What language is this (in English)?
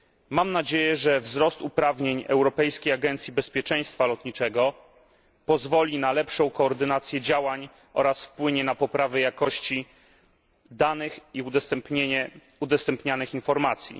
Polish